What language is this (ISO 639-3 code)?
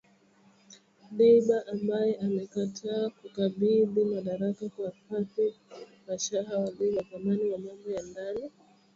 swa